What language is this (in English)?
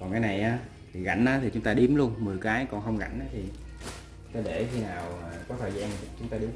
Vietnamese